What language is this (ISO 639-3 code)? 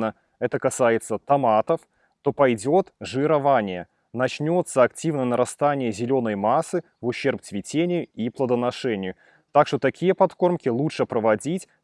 rus